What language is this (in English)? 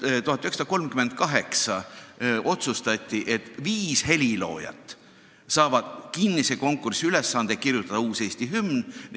Estonian